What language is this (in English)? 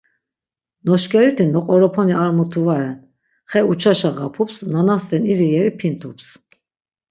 Laz